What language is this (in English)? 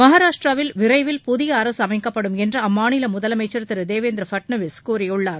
Tamil